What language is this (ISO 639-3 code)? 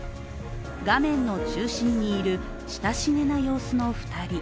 jpn